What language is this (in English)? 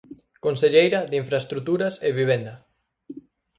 Galician